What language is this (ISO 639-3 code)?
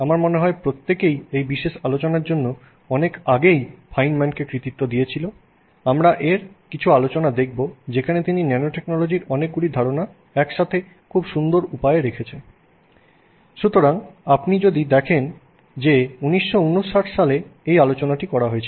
ben